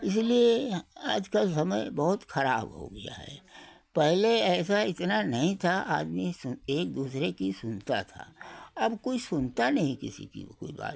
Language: Hindi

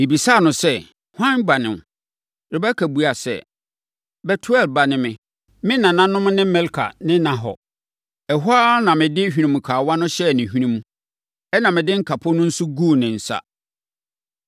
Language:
Akan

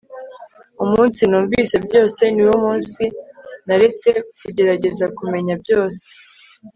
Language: Kinyarwanda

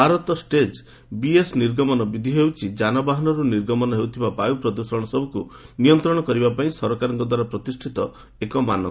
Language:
Odia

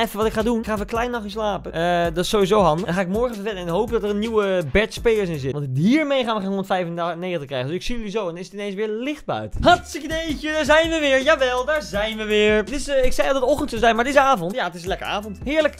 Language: Dutch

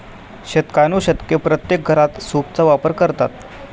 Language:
Marathi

